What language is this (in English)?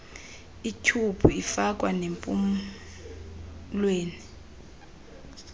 Xhosa